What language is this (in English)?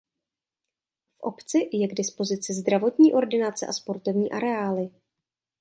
Czech